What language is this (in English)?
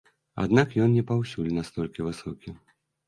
Belarusian